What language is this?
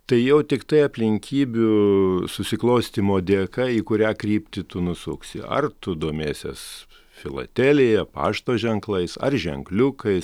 Lithuanian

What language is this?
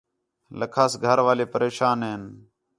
Khetrani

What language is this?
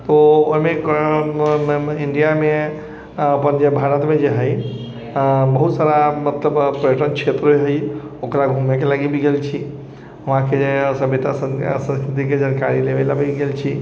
Maithili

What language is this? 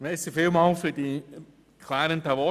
Swiss German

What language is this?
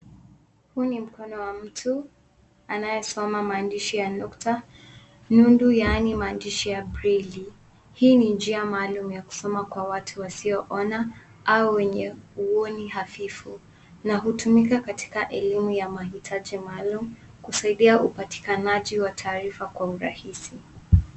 Swahili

